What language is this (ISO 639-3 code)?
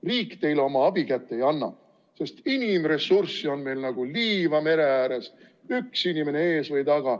est